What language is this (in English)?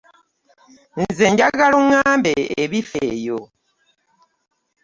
Ganda